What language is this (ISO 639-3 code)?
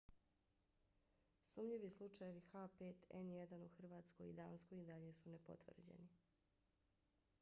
bos